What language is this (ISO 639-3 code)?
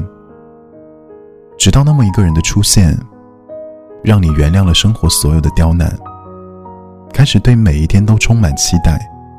zho